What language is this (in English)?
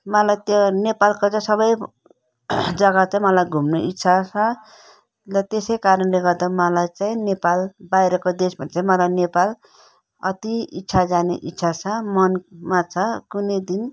Nepali